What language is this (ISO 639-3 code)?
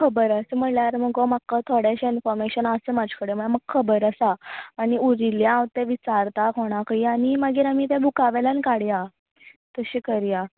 kok